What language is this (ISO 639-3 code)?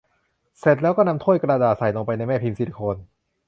tha